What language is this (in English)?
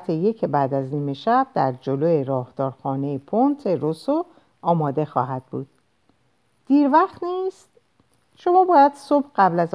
Persian